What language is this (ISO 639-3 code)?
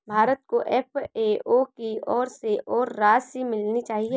hin